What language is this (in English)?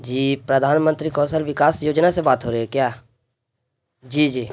Urdu